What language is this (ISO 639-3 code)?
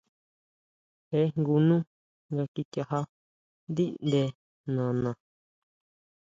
mau